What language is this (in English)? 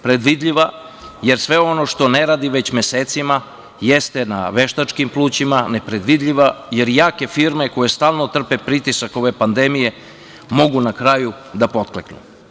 Serbian